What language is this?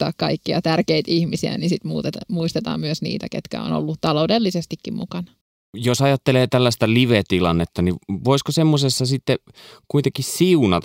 Finnish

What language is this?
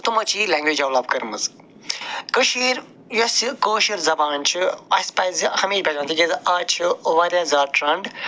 Kashmiri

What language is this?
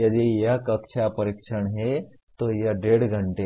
Hindi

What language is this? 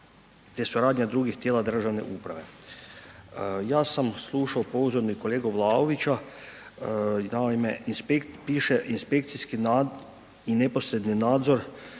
Croatian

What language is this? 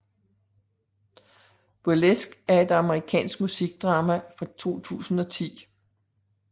Danish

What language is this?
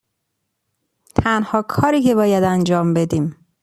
Persian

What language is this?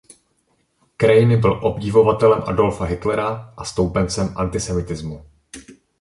Czech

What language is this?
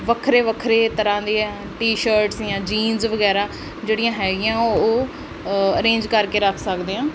Punjabi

